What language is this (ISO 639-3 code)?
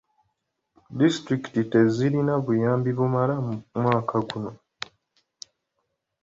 lug